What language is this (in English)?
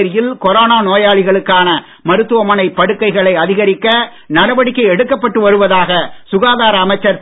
Tamil